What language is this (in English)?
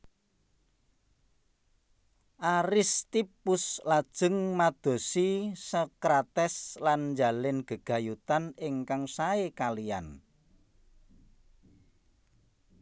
Javanese